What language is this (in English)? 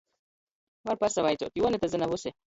Latgalian